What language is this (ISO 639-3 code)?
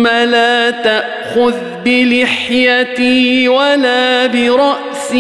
ara